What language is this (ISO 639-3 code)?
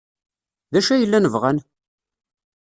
kab